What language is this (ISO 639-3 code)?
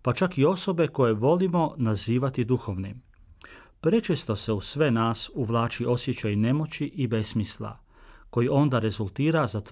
hrv